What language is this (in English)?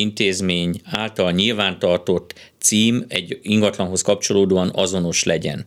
Hungarian